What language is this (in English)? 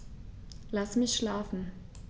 German